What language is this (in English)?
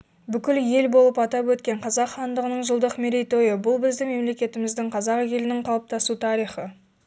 Kazakh